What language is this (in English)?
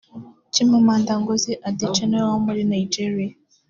Kinyarwanda